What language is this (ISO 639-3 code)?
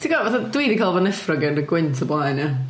cym